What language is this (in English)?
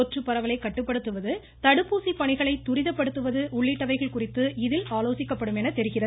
Tamil